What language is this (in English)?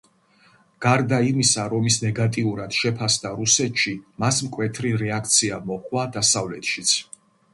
Georgian